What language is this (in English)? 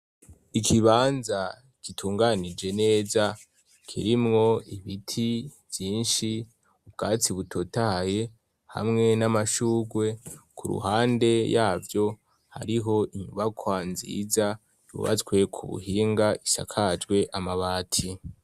Rundi